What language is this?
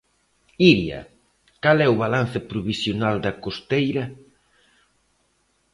Galician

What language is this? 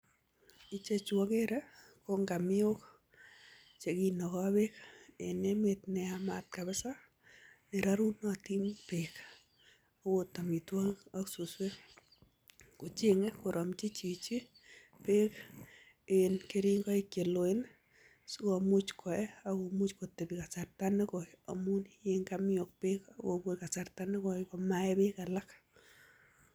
Kalenjin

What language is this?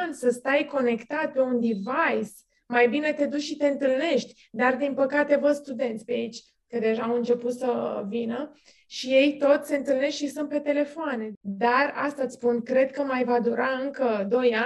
Romanian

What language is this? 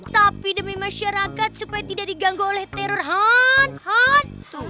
Indonesian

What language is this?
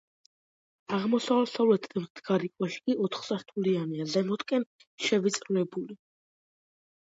Georgian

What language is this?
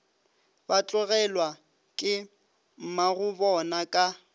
Northern Sotho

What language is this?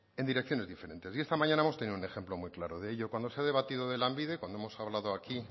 Spanish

